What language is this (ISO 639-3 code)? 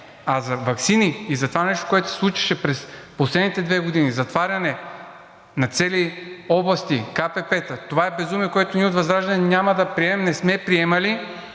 bul